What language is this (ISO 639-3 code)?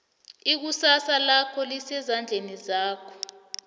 nbl